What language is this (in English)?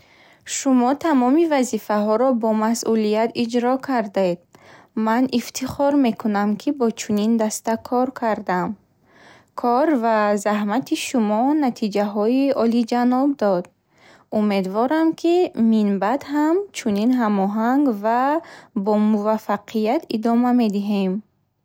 Bukharic